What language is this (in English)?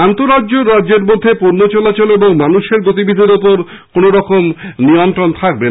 Bangla